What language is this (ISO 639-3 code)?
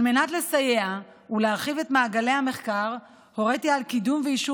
heb